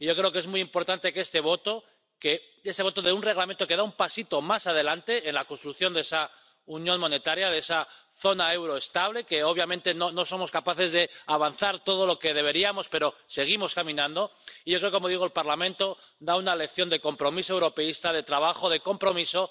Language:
Spanish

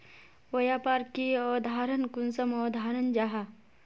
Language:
Magahi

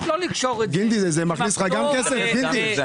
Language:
Hebrew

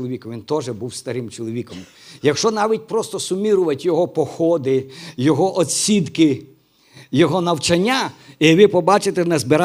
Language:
Ukrainian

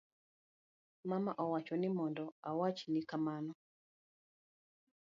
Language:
Luo (Kenya and Tanzania)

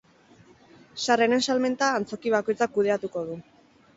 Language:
Basque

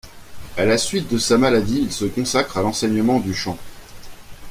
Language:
French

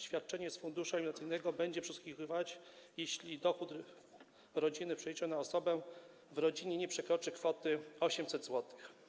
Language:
Polish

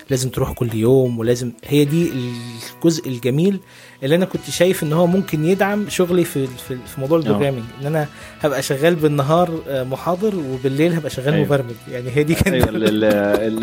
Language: Arabic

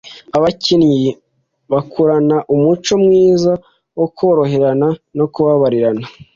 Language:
Kinyarwanda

